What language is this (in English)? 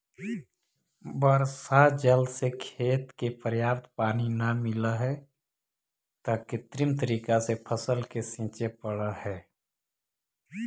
Magahi